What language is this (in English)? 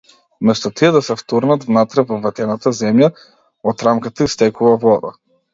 Macedonian